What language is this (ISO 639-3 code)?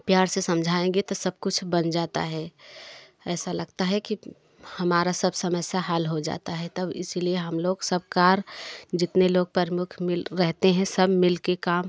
hin